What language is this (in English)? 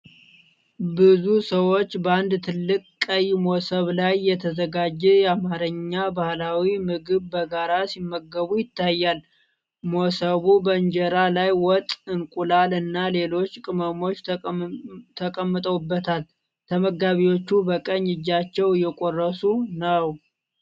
Amharic